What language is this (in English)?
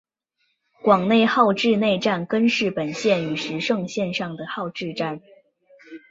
Chinese